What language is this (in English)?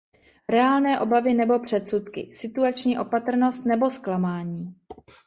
Czech